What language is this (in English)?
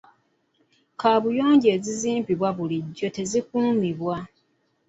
Ganda